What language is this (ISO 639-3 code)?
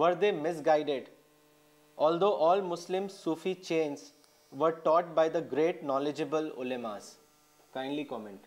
urd